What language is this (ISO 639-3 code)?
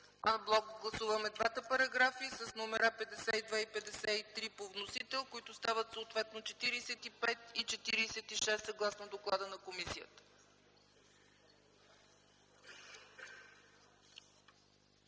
bul